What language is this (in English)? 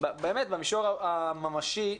Hebrew